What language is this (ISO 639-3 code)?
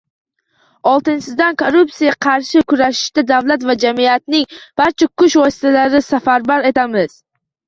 uzb